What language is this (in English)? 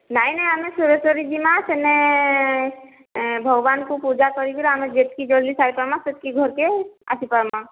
Odia